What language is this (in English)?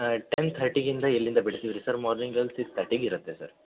Kannada